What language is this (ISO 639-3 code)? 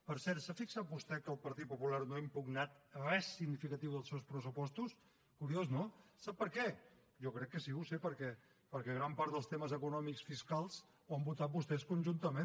cat